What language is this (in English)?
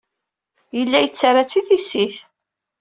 Kabyle